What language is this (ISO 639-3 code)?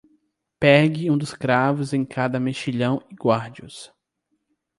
por